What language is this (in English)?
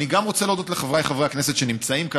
Hebrew